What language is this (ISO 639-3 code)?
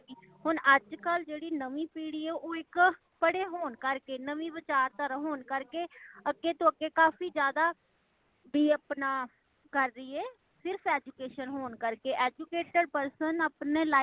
pan